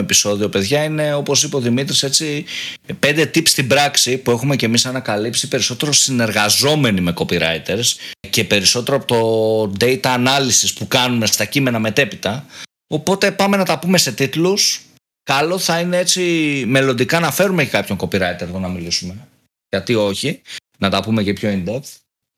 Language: Greek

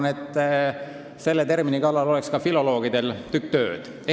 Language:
Estonian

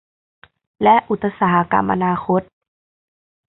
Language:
Thai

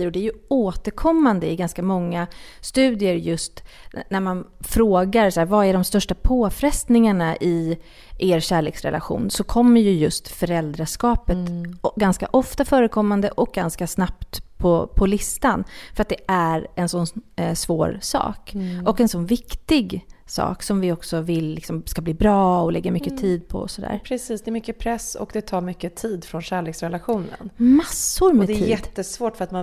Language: Swedish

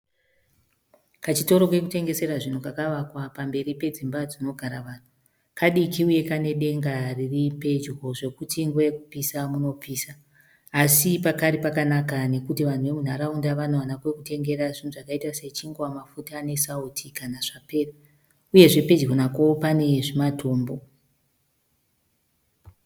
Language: Shona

